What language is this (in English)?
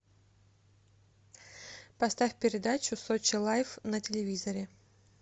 Russian